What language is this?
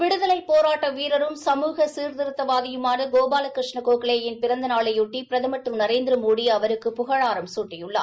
Tamil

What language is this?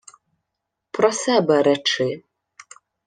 Ukrainian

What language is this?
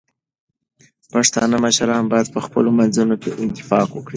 Pashto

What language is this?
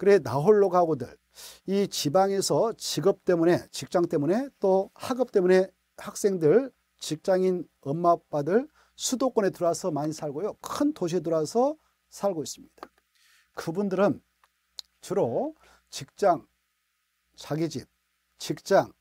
Korean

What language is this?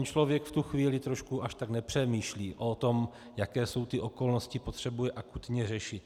Czech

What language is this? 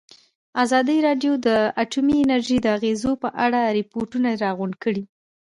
Pashto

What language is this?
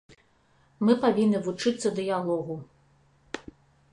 Belarusian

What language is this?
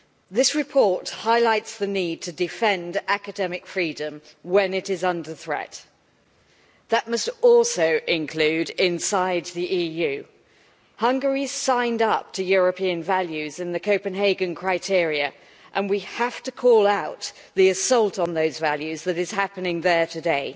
English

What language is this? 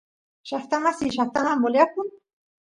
Santiago del Estero Quichua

